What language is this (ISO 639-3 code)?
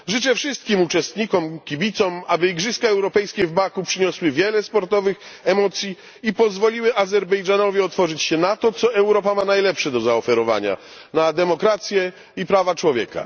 pol